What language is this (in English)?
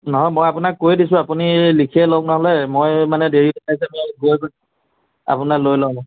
Assamese